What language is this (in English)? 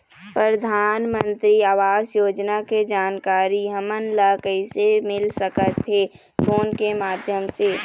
Chhattisgarhi